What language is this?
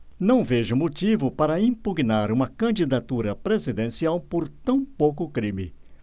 Portuguese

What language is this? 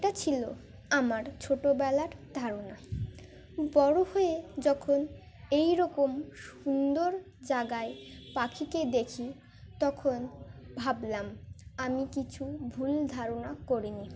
Bangla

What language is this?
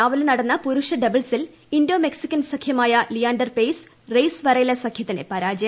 Malayalam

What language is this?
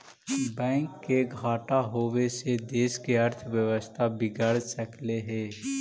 Magahi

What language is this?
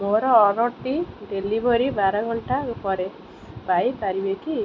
Odia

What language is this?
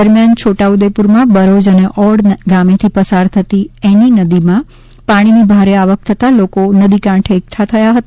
Gujarati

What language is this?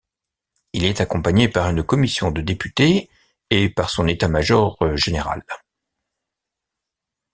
French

